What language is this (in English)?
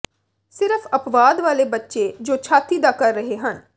Punjabi